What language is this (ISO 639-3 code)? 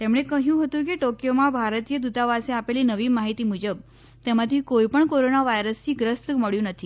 guj